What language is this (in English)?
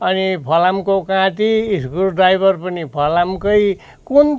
Nepali